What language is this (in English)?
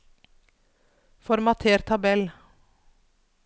Norwegian